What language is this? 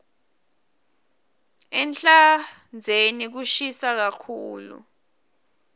Swati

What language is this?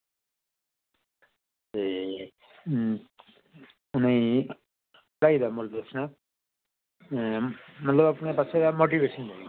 Dogri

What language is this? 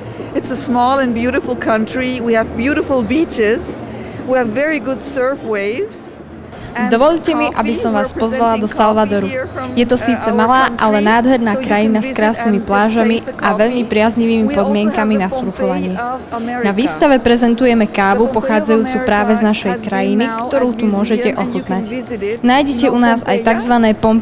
Czech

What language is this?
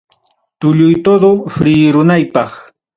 Ayacucho Quechua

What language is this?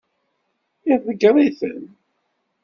Kabyle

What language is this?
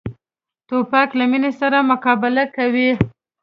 Pashto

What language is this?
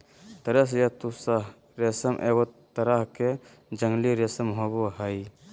Magahi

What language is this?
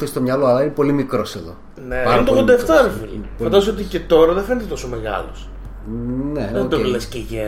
Greek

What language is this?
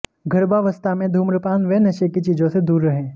Hindi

